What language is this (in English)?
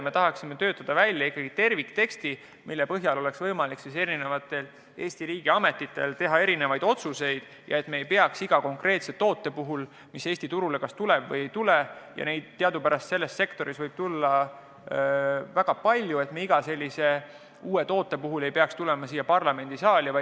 Estonian